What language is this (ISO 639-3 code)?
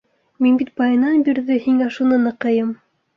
bak